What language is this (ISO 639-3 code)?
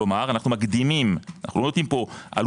heb